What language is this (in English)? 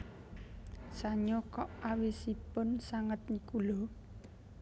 Javanese